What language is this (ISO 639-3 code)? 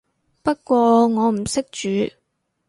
yue